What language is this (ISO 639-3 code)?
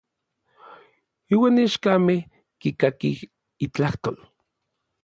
nlv